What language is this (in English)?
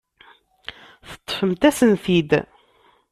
Kabyle